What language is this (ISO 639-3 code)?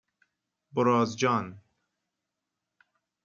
fas